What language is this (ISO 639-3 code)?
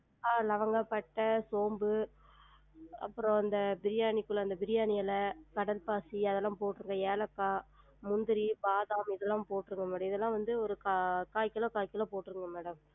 tam